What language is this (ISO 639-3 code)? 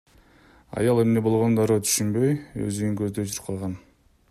kir